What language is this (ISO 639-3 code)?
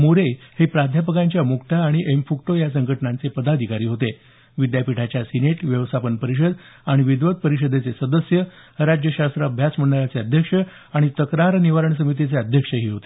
mar